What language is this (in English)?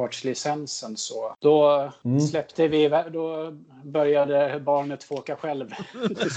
Swedish